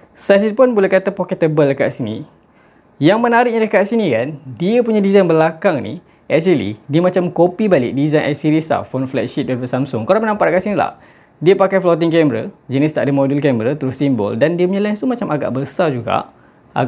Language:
Malay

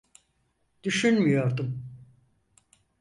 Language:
Turkish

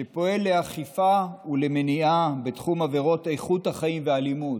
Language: Hebrew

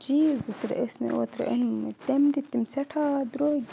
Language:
Kashmiri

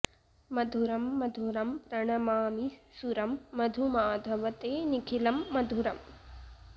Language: Sanskrit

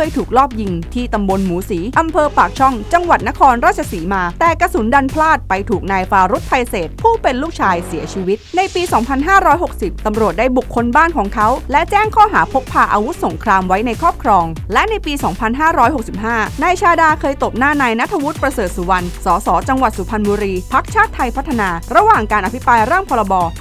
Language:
Thai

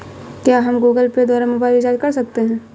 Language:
Hindi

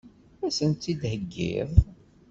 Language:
Kabyle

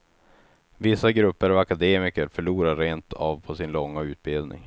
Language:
Swedish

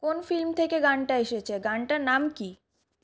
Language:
Bangla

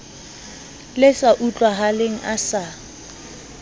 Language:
Southern Sotho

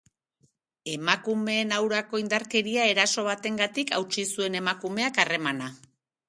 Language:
Basque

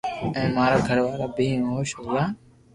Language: Loarki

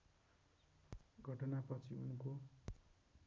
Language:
Nepali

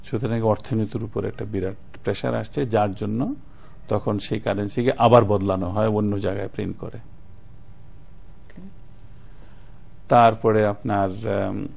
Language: Bangla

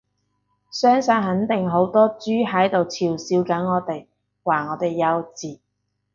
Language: Cantonese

